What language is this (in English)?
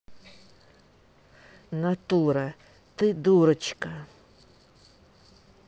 Russian